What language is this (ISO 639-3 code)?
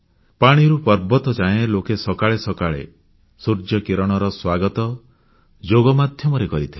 ori